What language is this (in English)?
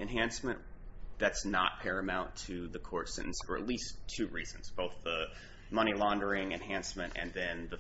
English